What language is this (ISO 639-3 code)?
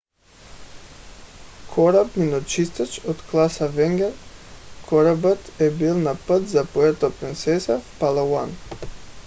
bul